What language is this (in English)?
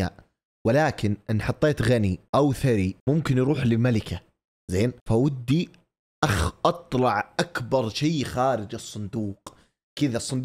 Arabic